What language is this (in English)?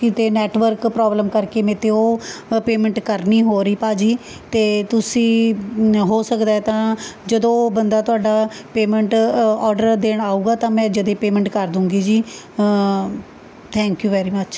Punjabi